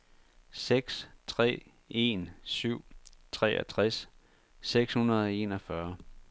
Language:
Danish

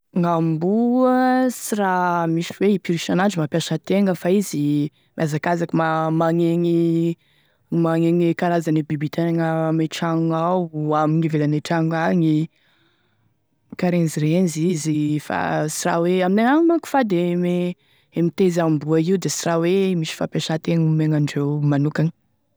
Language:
Tesaka Malagasy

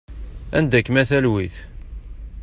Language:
Kabyle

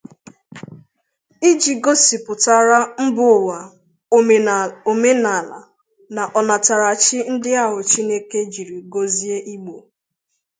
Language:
Igbo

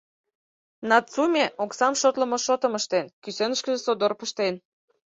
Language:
Mari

